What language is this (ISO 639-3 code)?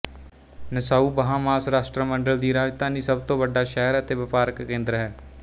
pan